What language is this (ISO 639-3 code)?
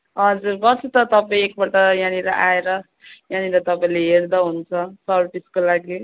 nep